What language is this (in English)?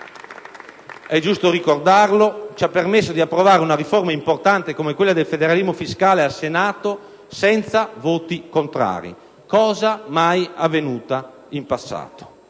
Italian